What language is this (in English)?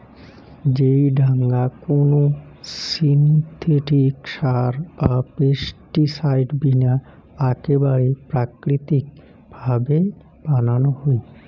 Bangla